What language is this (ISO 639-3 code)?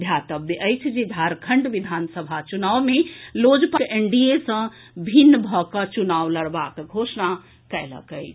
mai